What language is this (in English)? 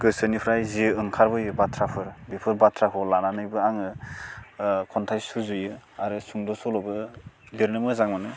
Bodo